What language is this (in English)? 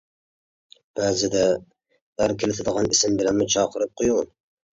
Uyghur